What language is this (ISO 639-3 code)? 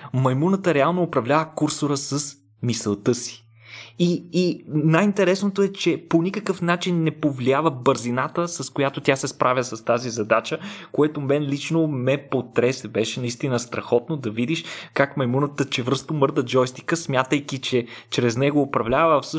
bul